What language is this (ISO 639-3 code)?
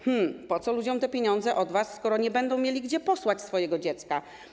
pol